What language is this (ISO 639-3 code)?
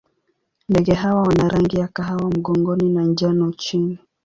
swa